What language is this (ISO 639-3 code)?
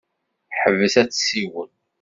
kab